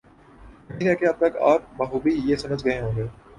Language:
Urdu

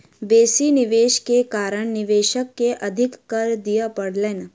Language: Maithili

